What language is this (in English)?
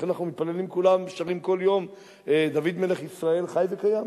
Hebrew